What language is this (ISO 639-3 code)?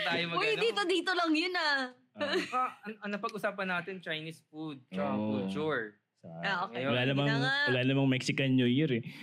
fil